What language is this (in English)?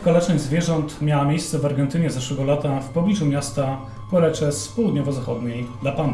Polish